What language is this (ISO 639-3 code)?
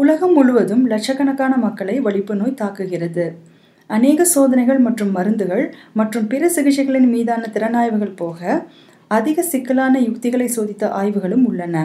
tam